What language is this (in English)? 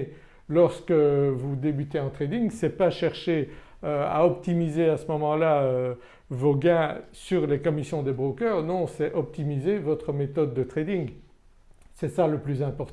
French